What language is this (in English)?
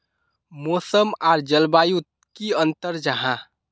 Magahi